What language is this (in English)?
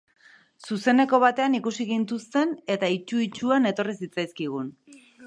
Basque